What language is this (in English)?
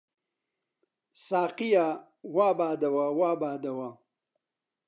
Central Kurdish